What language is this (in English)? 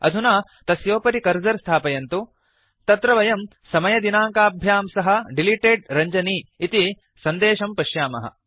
Sanskrit